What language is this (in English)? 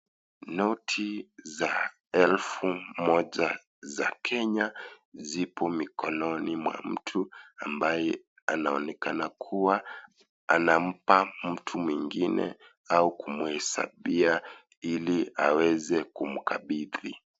Swahili